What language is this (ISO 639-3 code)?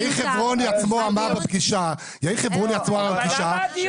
heb